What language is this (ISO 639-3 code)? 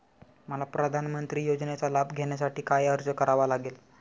mar